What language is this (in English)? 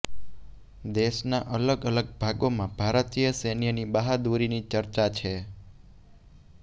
Gujarati